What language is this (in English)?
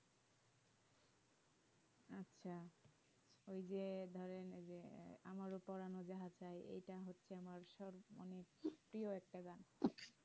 Bangla